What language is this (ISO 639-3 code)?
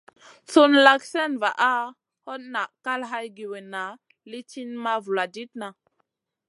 mcn